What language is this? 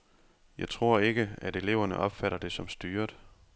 Danish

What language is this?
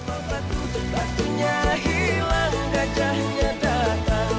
Indonesian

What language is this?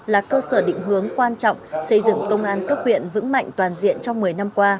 Vietnamese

